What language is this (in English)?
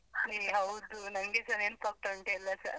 Kannada